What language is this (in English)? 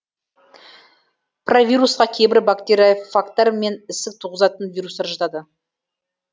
Kazakh